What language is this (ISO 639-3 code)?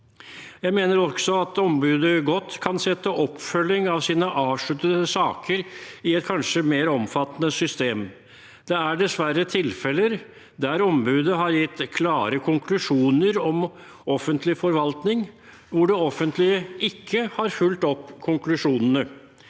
nor